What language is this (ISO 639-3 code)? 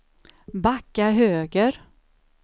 swe